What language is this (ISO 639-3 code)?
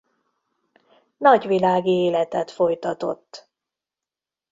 hun